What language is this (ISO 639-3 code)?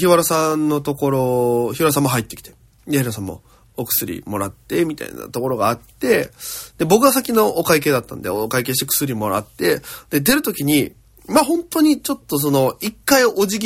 jpn